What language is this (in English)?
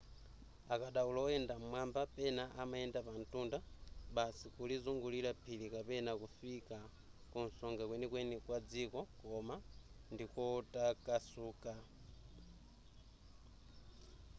Nyanja